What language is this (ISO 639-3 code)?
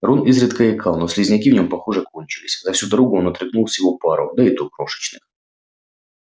rus